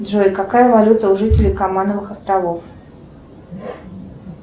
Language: Russian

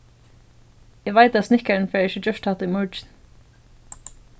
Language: Faroese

